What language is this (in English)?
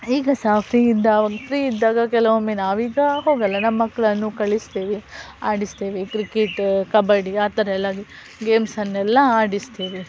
Kannada